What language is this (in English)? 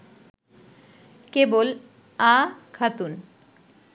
Bangla